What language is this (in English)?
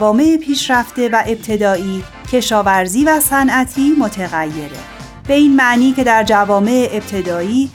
Persian